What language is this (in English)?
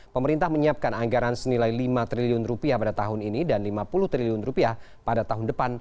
Indonesian